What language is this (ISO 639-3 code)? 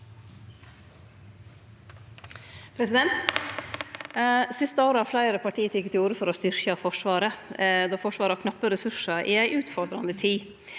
nor